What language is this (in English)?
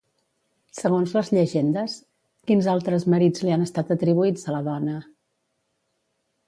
Catalan